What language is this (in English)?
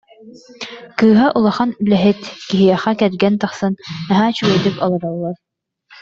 Yakut